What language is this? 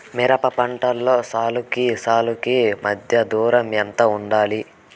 Telugu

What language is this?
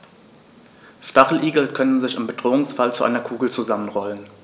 German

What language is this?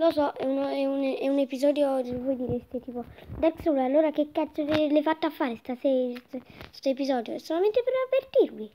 Italian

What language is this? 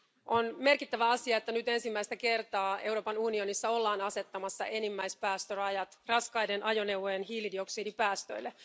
Finnish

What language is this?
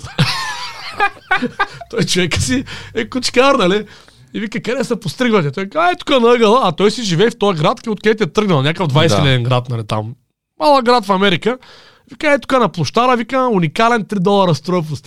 Bulgarian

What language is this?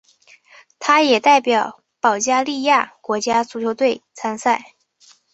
Chinese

